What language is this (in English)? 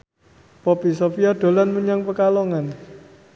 Javanese